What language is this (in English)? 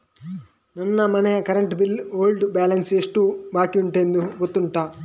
Kannada